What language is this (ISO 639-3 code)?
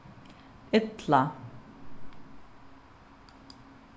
fao